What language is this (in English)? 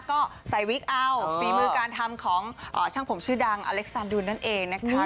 Thai